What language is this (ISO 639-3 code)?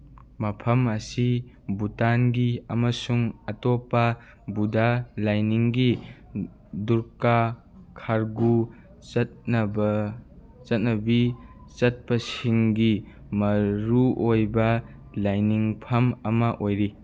mni